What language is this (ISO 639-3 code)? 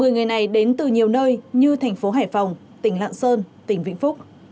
vie